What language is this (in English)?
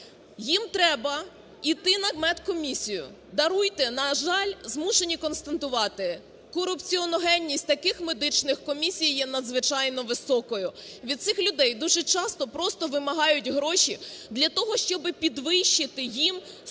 Ukrainian